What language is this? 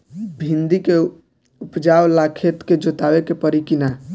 Bhojpuri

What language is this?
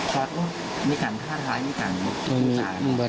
Thai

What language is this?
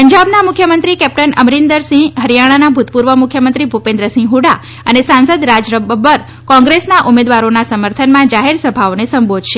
Gujarati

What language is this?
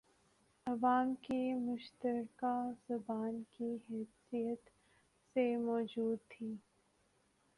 Urdu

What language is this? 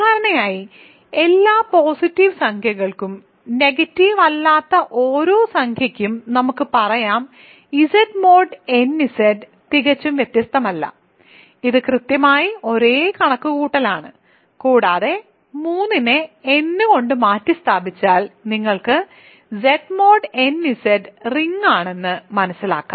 Malayalam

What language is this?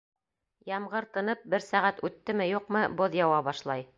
Bashkir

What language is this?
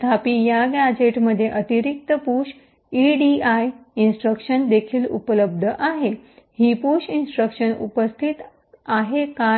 Marathi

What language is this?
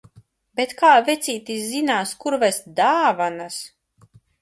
Latvian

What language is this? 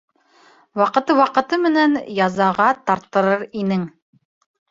Bashkir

